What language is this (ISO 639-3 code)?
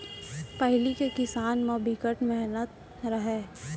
hne